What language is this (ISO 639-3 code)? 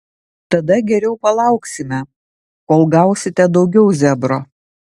lit